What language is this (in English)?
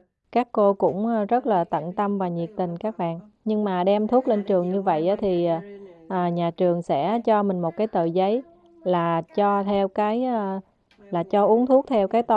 Vietnamese